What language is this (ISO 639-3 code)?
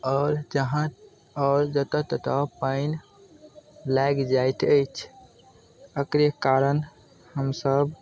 mai